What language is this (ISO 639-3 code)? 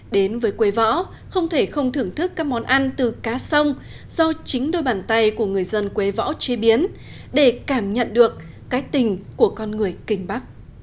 vie